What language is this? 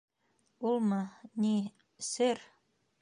Bashkir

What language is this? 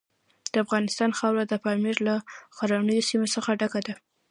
Pashto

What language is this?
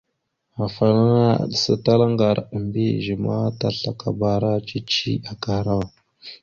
Mada (Cameroon)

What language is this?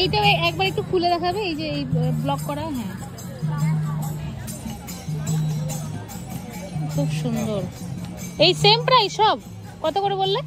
Bangla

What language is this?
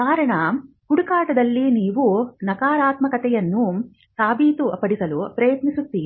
Kannada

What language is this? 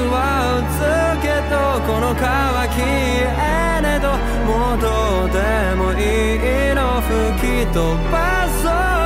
Indonesian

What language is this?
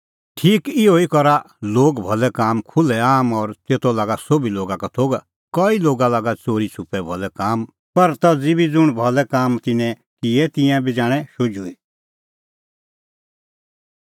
Kullu Pahari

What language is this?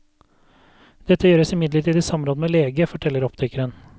Norwegian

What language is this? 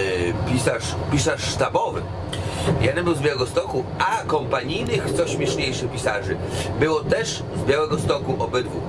Polish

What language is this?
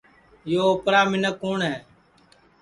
Sansi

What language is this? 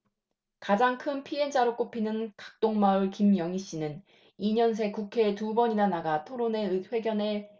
Korean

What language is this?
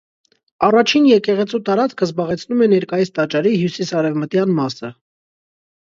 Armenian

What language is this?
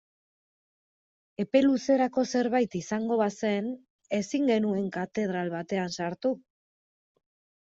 Basque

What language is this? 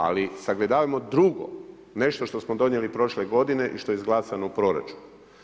Croatian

